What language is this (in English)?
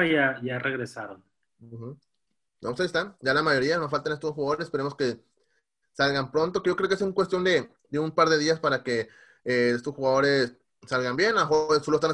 Spanish